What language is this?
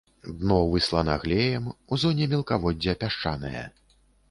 Belarusian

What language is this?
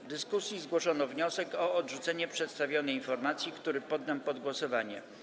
Polish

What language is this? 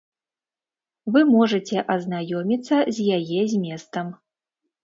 Belarusian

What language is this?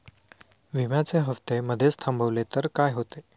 Marathi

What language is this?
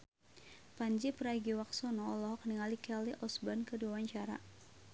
Sundanese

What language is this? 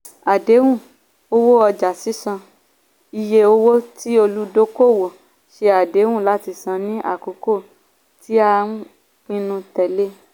Yoruba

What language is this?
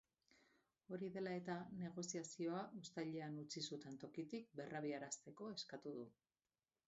Basque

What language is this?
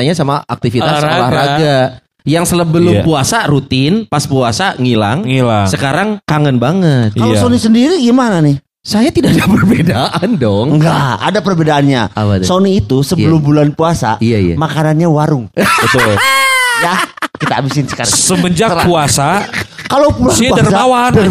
Indonesian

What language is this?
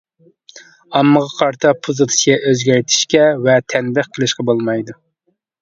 Uyghur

